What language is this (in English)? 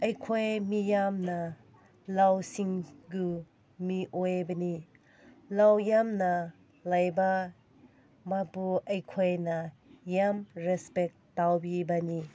Manipuri